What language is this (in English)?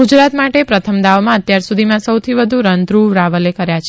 Gujarati